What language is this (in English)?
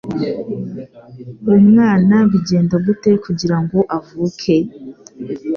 Kinyarwanda